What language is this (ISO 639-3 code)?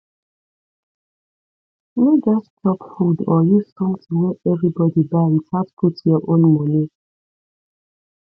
pcm